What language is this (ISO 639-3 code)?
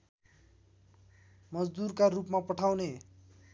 nep